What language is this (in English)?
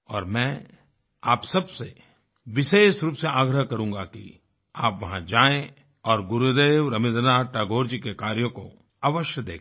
Hindi